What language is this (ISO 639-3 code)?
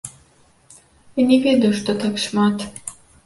bel